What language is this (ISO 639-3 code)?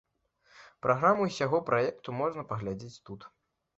bel